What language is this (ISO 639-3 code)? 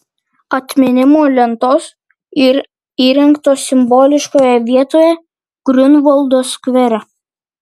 lit